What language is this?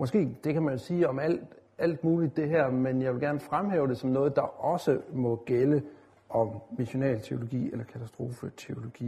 Danish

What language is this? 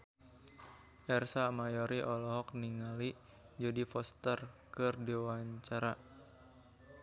Sundanese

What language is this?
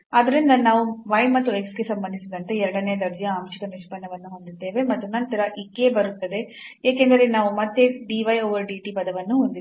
Kannada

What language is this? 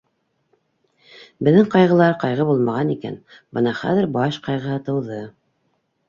Bashkir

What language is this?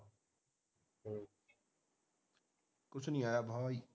Punjabi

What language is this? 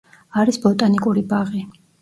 Georgian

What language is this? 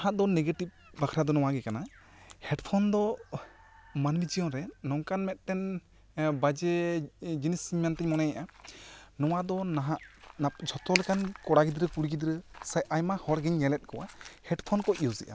Santali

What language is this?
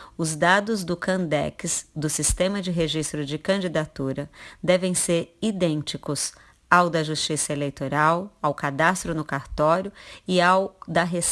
Portuguese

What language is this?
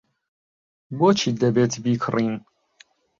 Central Kurdish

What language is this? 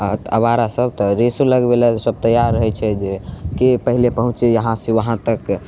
Maithili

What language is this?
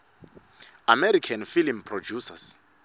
Swati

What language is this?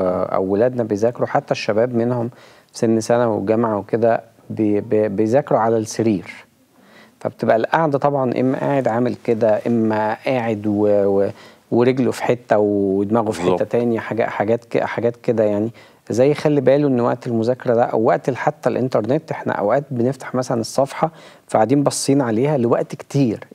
Arabic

